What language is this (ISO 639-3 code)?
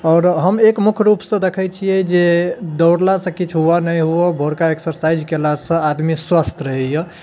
mai